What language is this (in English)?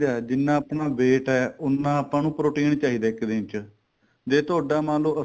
Punjabi